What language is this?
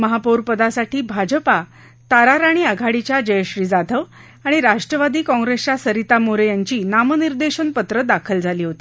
Marathi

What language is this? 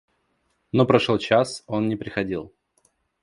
Russian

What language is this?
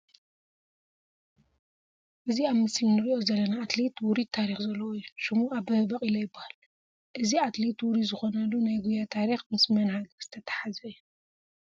Tigrinya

